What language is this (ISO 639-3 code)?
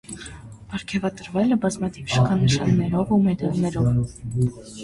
hye